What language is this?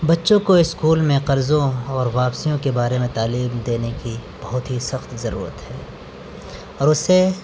Urdu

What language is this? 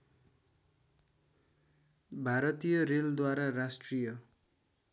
Nepali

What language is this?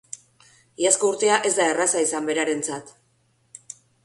Basque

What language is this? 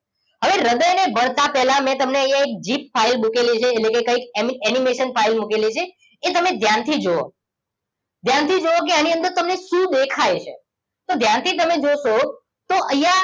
Gujarati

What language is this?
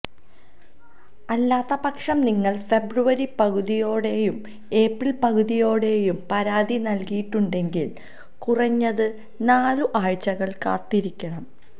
Malayalam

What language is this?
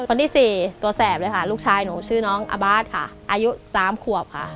Thai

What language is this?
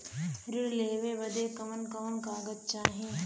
Bhojpuri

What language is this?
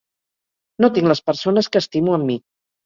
Catalan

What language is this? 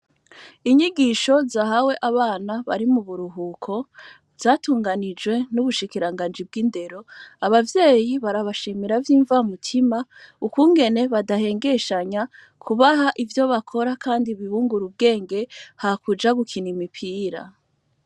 Rundi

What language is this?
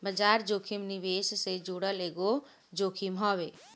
Bhojpuri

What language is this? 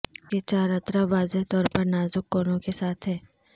Urdu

